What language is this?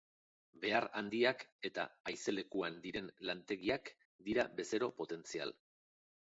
Basque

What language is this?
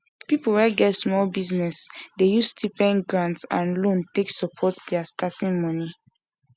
Nigerian Pidgin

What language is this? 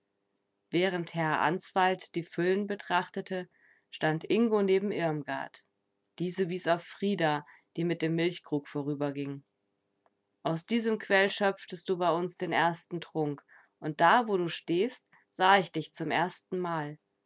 German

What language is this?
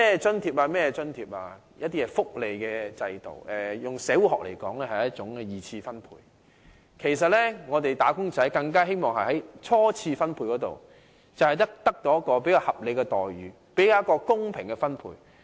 Cantonese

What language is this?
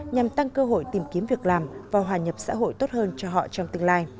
Vietnamese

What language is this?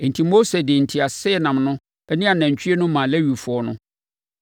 Akan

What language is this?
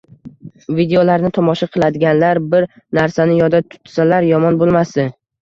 Uzbek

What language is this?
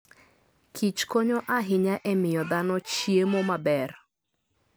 Luo (Kenya and Tanzania)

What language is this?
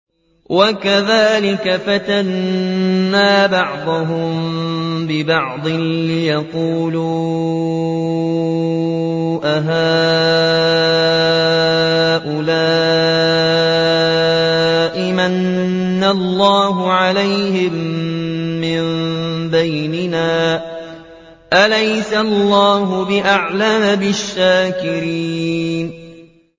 Arabic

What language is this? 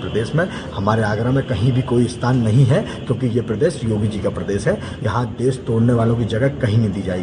Hindi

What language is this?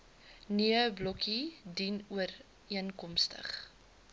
Afrikaans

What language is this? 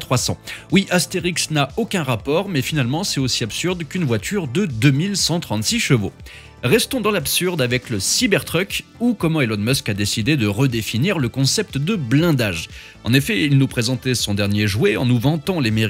French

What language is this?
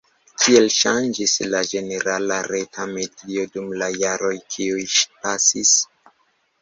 Esperanto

